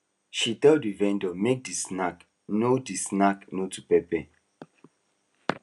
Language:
Nigerian Pidgin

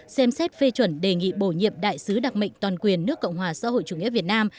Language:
Vietnamese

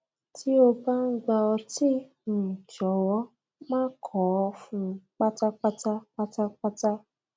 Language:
Yoruba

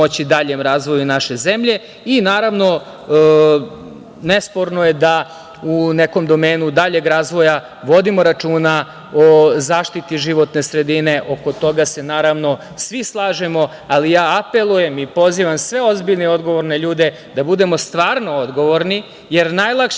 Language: Serbian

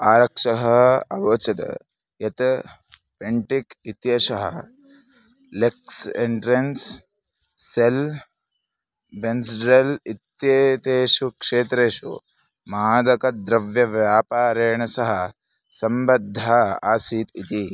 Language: Sanskrit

